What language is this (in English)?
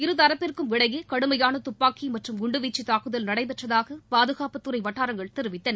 Tamil